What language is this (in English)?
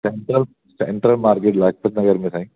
Sindhi